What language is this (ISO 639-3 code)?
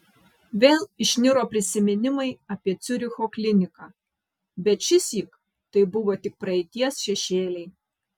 lit